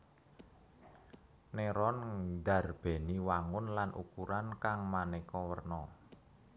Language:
Javanese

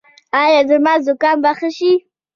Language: Pashto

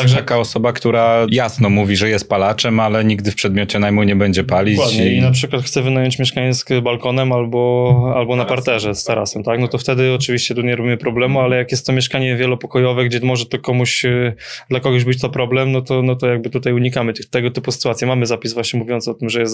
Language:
Polish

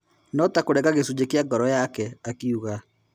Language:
Kikuyu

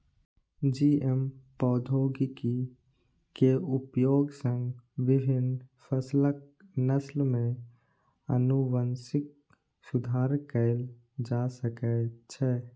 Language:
Maithili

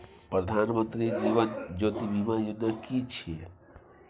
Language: Maithili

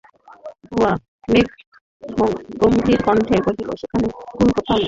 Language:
Bangla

